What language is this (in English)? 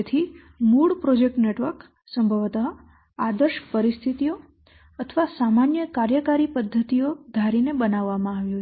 Gujarati